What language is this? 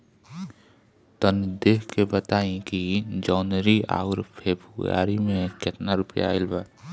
Bhojpuri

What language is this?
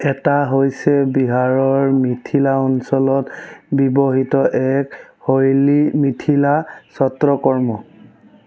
Assamese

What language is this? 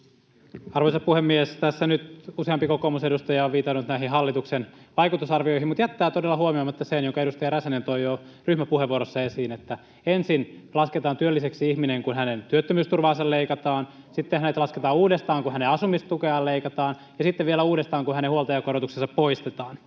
Finnish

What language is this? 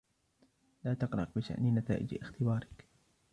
Arabic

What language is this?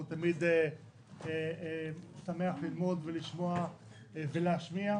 Hebrew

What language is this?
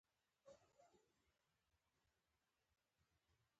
Pashto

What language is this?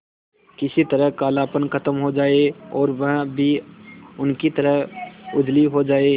Hindi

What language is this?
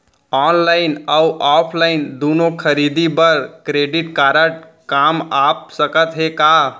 Chhattisgarhi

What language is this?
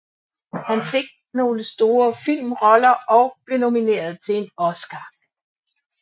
Danish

